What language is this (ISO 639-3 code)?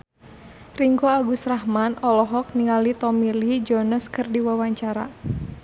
sun